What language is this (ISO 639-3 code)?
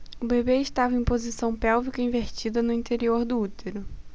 por